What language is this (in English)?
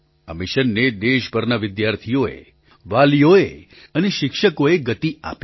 Gujarati